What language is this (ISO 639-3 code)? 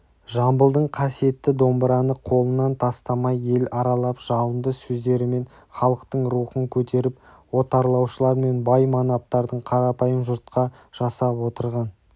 kaz